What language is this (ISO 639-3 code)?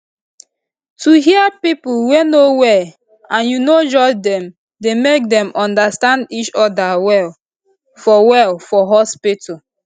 pcm